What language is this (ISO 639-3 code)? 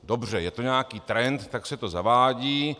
ces